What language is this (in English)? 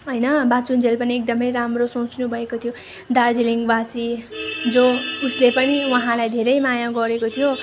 Nepali